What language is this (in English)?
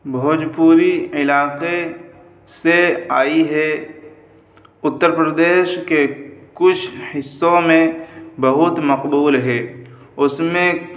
Urdu